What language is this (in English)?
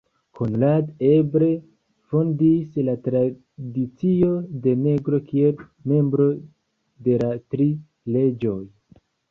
Esperanto